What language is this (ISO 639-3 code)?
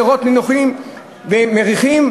heb